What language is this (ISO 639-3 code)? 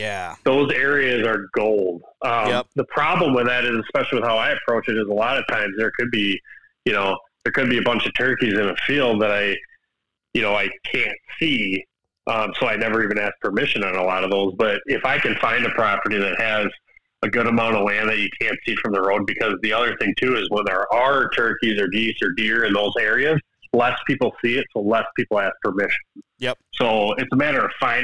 eng